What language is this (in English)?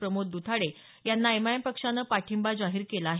Marathi